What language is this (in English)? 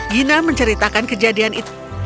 Indonesian